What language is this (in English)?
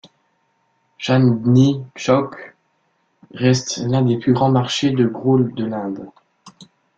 French